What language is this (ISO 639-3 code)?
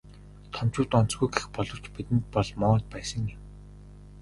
mon